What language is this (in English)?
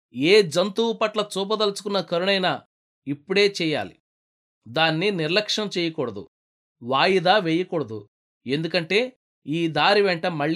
Telugu